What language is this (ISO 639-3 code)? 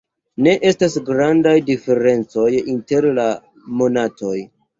epo